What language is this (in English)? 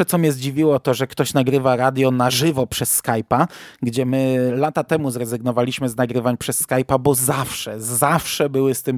Polish